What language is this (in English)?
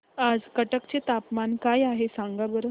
Marathi